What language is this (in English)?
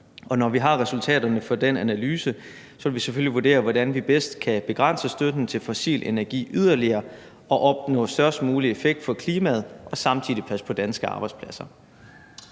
Danish